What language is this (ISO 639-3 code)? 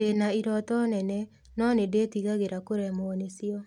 kik